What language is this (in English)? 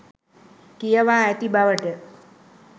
Sinhala